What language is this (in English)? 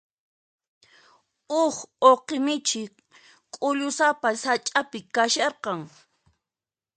Puno Quechua